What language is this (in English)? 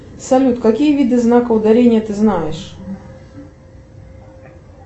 Russian